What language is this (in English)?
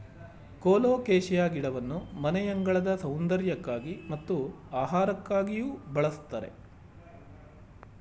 Kannada